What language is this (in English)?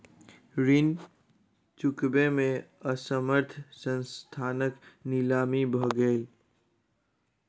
Maithili